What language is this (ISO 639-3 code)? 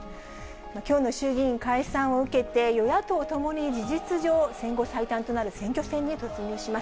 jpn